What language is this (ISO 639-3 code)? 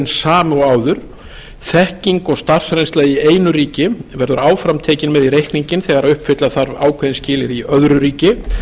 isl